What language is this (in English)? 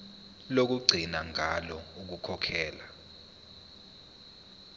Zulu